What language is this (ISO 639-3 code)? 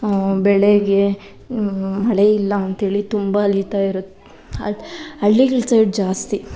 kan